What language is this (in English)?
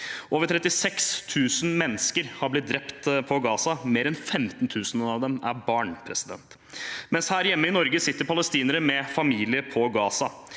Norwegian